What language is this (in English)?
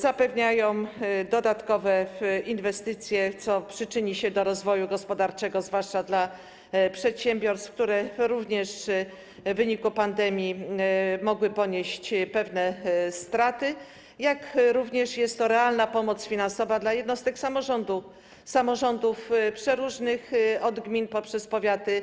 Polish